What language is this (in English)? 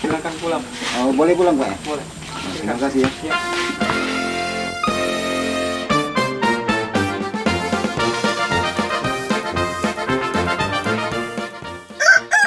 Indonesian